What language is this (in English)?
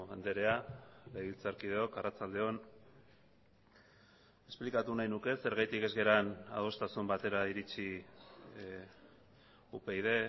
Basque